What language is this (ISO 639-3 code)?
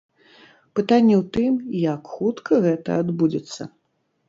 bel